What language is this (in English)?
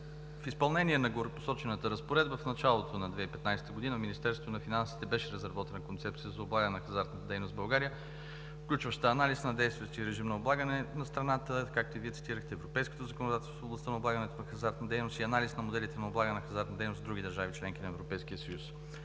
Bulgarian